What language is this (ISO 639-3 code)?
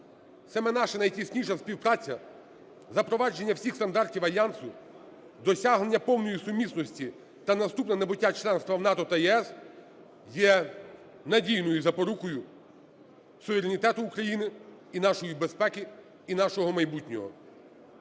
ukr